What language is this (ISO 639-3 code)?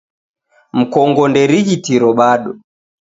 dav